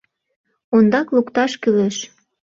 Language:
Mari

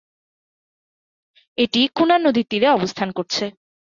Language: Bangla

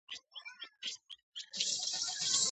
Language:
Georgian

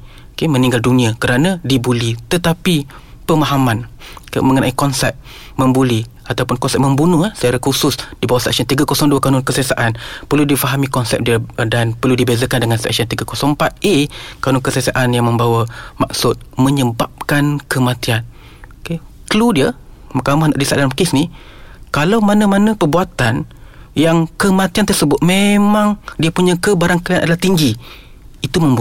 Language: Malay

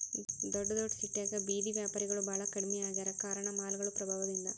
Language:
Kannada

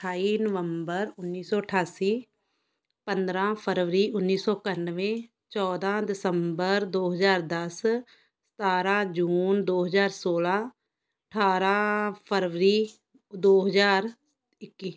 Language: Punjabi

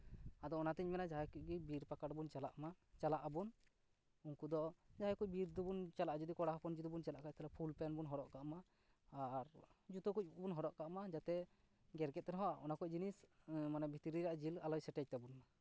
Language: Santali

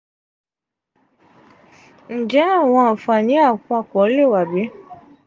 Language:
Yoruba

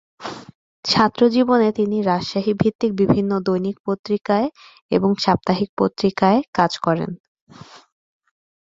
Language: Bangla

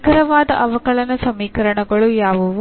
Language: Kannada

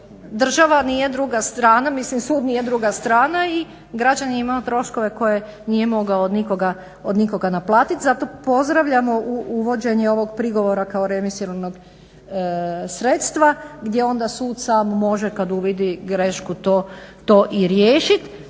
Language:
Croatian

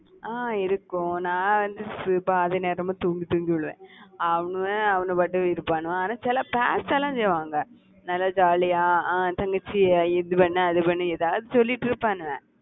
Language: Tamil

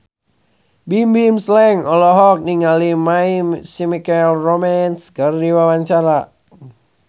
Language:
Sundanese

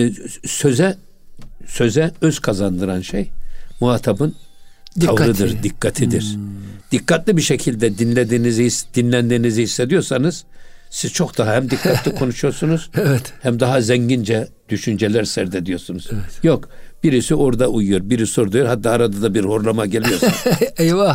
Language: Turkish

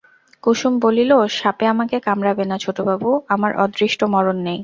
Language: Bangla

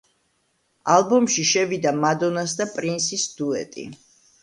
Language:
Georgian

